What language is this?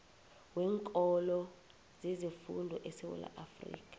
South Ndebele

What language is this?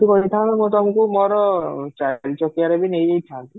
Odia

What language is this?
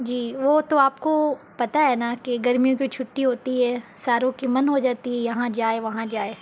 Urdu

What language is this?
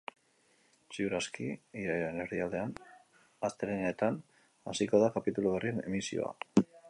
Basque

